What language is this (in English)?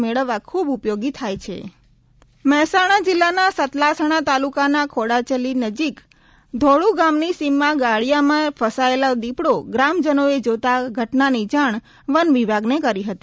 Gujarati